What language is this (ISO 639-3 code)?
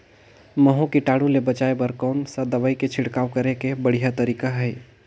hne